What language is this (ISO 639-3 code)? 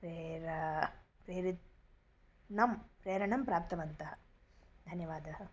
san